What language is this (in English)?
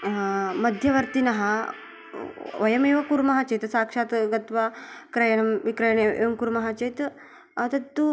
Sanskrit